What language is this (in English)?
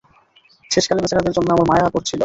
Bangla